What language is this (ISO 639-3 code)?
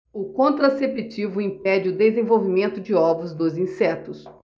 por